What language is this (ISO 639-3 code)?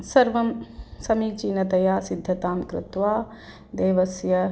san